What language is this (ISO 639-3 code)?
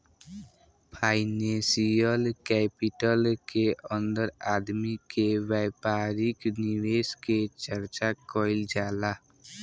bho